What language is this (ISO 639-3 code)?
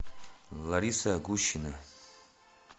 rus